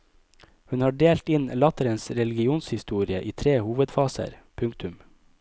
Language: Norwegian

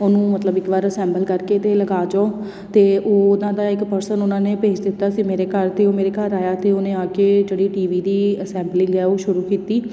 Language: Punjabi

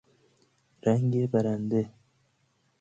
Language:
Persian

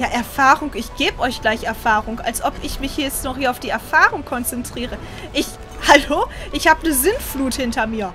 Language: German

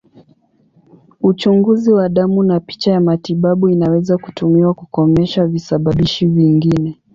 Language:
Swahili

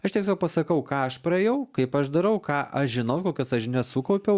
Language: Lithuanian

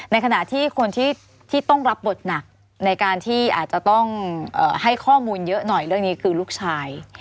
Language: Thai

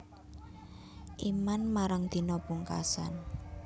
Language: Javanese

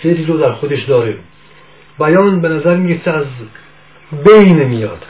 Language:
Persian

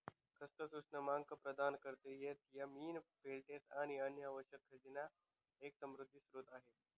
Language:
Marathi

